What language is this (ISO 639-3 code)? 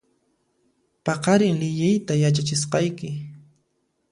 qxp